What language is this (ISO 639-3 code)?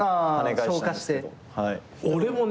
jpn